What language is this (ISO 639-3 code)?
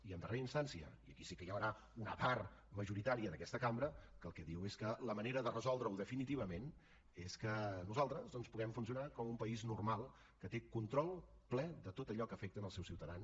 cat